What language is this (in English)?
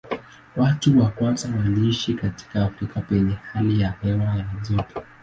Swahili